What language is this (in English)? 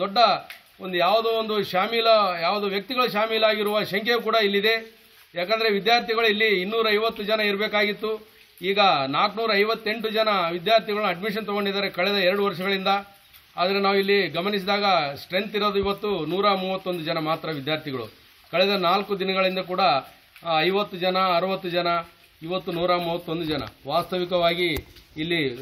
Kannada